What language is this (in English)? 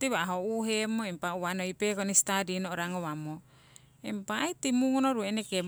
Siwai